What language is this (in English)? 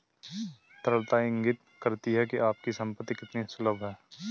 Hindi